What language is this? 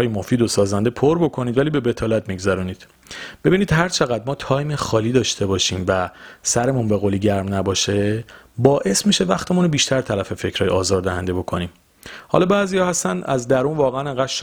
Persian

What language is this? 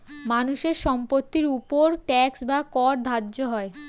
Bangla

